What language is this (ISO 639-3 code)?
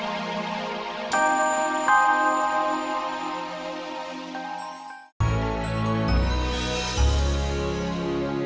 ind